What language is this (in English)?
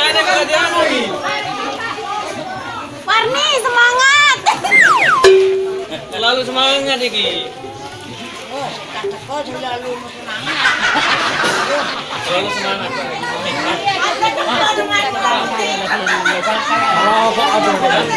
Indonesian